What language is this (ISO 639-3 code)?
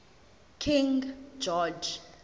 zul